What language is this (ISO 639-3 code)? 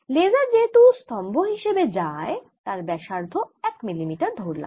ben